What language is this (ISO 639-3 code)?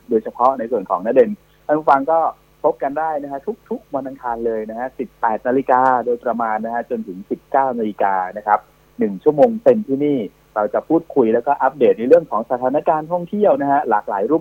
tha